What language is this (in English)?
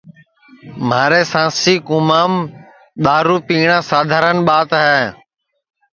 Sansi